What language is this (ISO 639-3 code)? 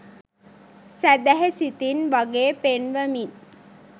sin